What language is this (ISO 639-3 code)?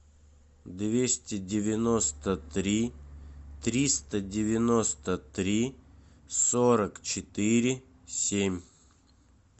rus